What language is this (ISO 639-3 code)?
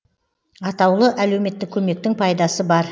kaz